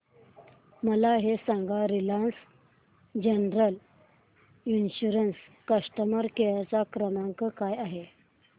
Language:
Marathi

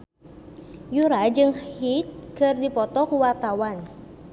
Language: Sundanese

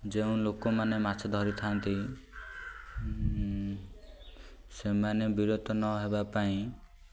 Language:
Odia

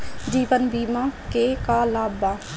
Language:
Bhojpuri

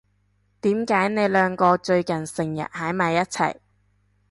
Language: Cantonese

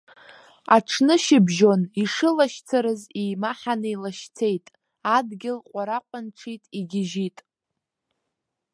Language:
Abkhazian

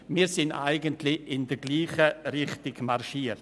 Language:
Swiss German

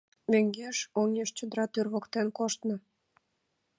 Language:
Mari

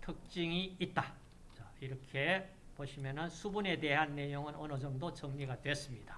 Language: Korean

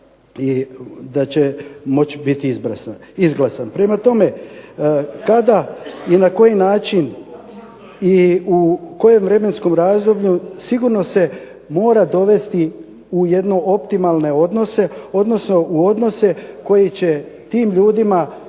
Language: Croatian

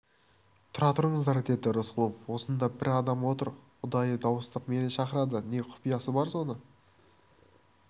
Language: Kazakh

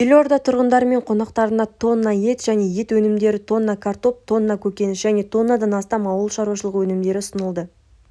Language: Kazakh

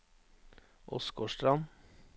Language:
Norwegian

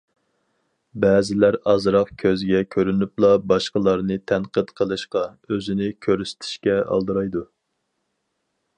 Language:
Uyghur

